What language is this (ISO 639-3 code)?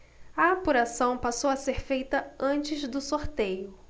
por